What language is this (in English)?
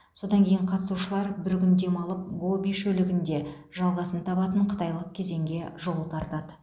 Kazakh